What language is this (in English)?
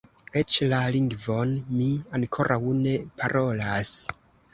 Esperanto